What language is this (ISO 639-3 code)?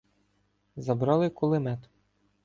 ukr